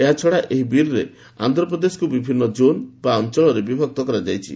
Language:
Odia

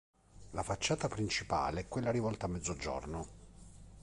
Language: Italian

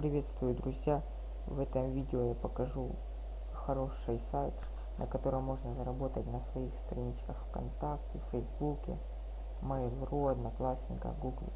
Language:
Russian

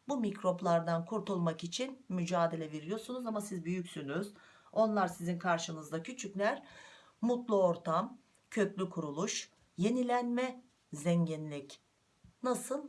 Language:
Turkish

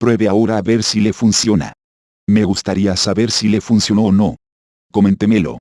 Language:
Spanish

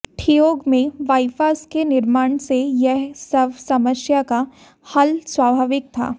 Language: Hindi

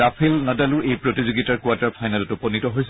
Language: Assamese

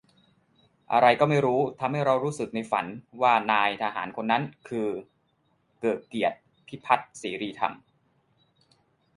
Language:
Thai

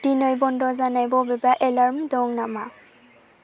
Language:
Bodo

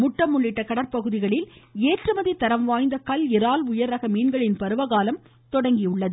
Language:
Tamil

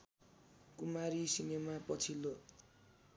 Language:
Nepali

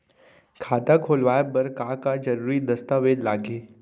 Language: Chhattisgarhi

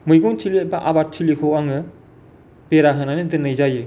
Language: Bodo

